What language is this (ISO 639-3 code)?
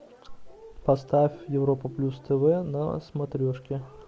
rus